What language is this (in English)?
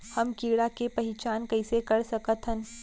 Chhattisgarhi